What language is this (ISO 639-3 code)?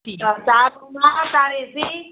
guj